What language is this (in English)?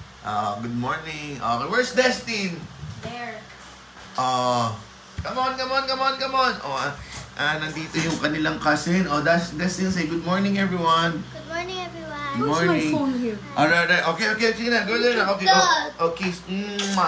Filipino